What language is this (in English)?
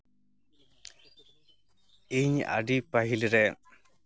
Santali